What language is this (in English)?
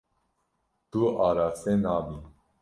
Kurdish